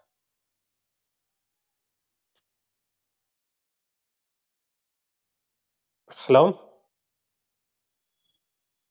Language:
Tamil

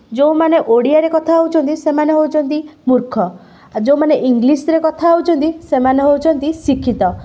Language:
Odia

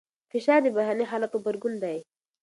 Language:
Pashto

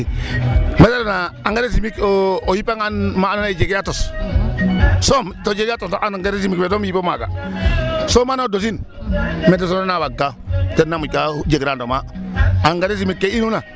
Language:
Serer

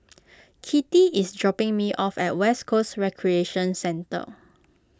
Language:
English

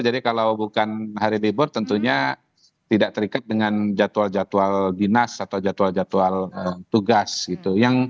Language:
Indonesian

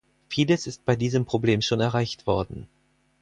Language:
German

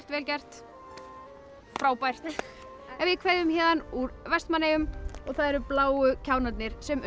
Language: Icelandic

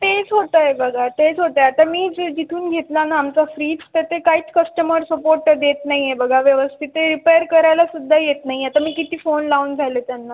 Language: Marathi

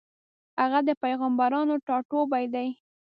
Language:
Pashto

